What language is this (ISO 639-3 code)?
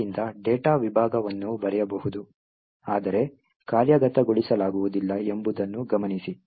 kan